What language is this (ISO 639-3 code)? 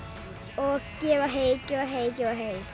isl